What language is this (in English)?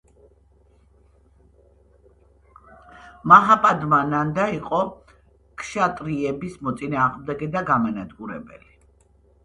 Georgian